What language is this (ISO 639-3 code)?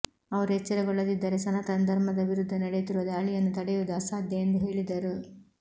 kan